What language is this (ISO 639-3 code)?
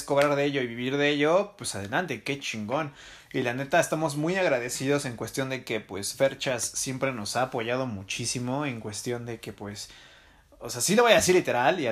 spa